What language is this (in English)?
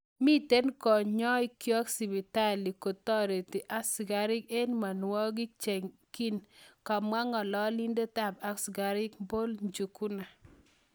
Kalenjin